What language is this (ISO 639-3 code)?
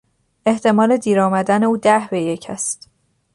fas